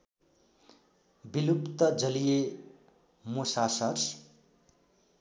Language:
Nepali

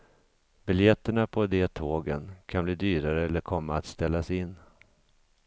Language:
Swedish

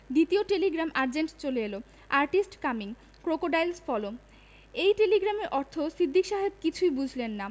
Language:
Bangla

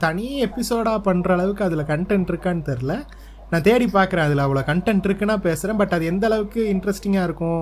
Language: Tamil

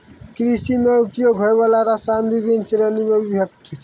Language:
Maithili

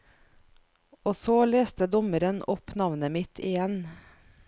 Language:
Norwegian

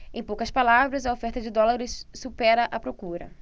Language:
Portuguese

